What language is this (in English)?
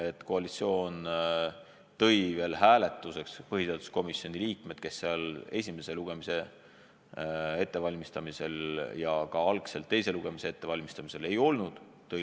Estonian